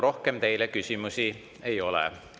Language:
Estonian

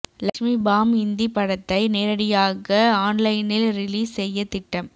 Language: Tamil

